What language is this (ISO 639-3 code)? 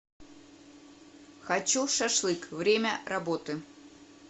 rus